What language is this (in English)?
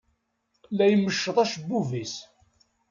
Kabyle